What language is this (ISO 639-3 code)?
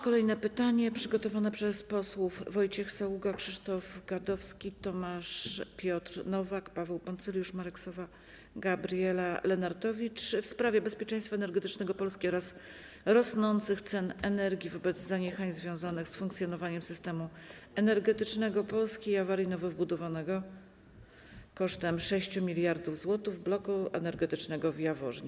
pol